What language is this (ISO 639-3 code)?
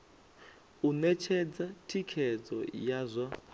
ven